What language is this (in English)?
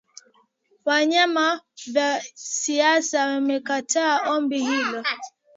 Swahili